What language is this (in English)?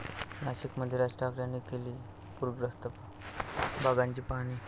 Marathi